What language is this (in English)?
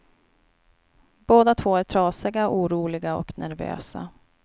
Swedish